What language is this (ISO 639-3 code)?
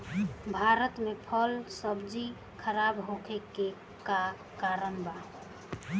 bho